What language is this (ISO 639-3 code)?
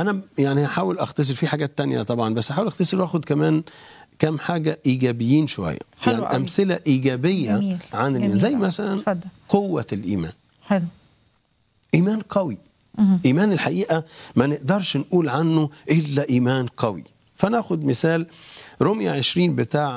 ara